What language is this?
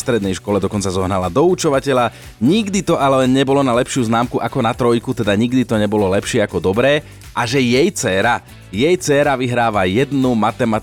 Slovak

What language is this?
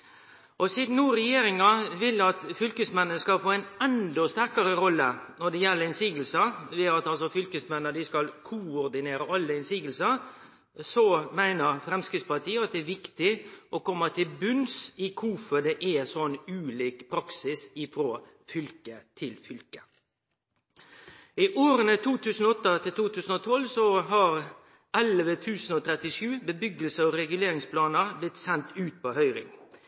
Norwegian Nynorsk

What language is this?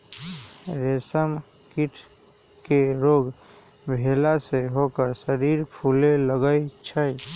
Magahi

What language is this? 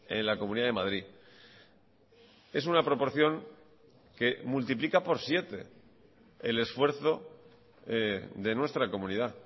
Spanish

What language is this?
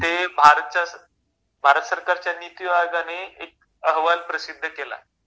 Marathi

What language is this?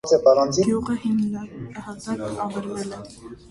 Armenian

